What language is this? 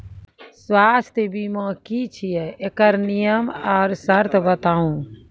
Maithili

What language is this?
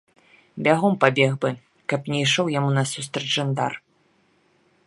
Belarusian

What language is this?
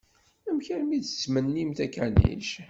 Kabyle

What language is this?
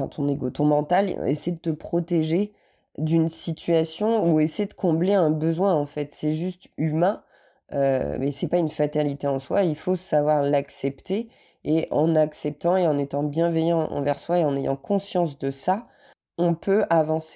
French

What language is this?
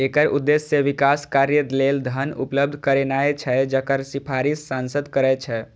Maithili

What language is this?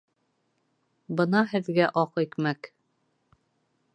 Bashkir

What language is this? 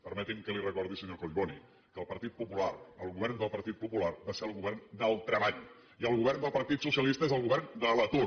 Catalan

